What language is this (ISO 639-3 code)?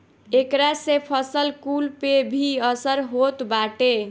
bho